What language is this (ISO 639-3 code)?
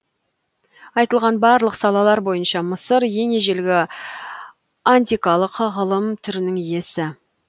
kaz